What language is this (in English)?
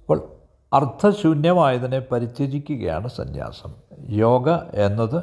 Malayalam